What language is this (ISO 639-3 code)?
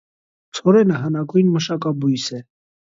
hye